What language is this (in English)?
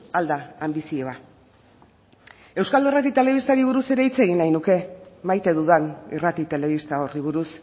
Basque